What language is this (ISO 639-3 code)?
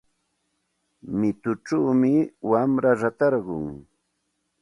qxt